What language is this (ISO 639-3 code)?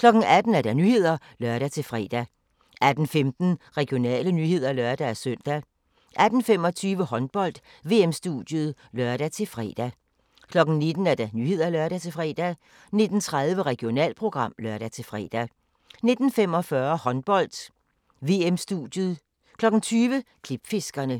dan